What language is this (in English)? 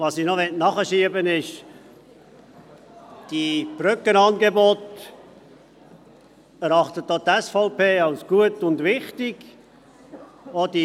Swiss German